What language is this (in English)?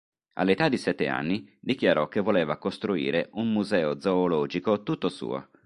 Italian